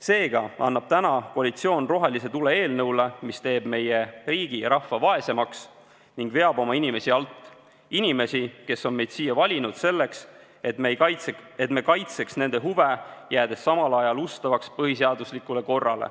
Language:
Estonian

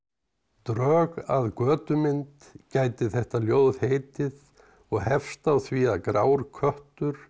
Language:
Icelandic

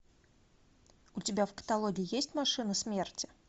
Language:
Russian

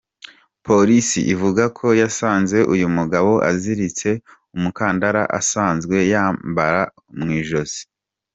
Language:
Kinyarwanda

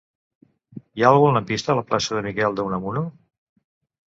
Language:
Catalan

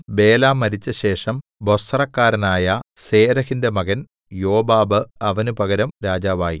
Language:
Malayalam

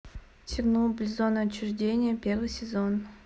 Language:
Russian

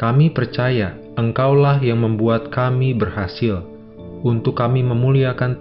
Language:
Indonesian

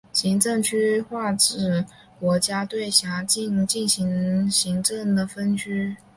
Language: Chinese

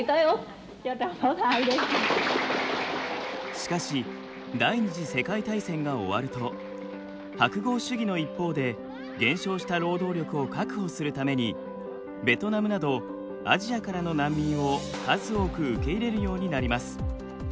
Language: Japanese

